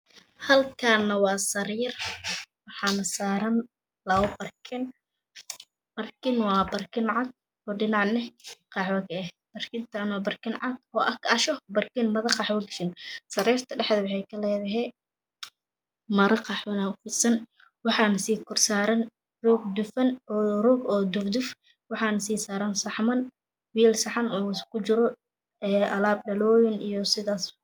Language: Somali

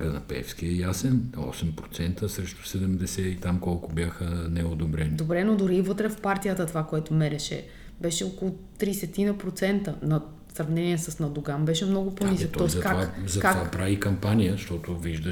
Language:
Bulgarian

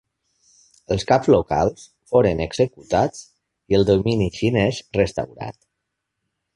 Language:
Catalan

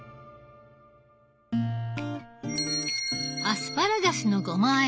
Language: Japanese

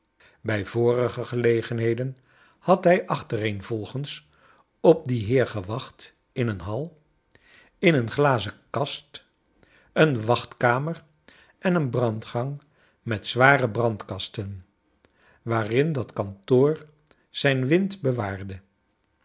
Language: Dutch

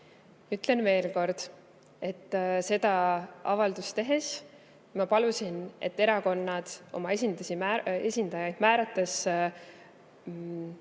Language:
Estonian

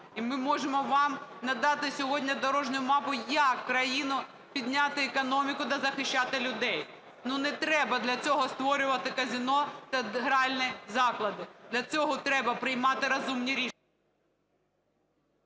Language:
Ukrainian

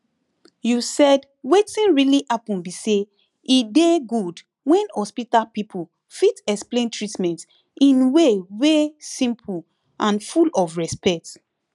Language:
Nigerian Pidgin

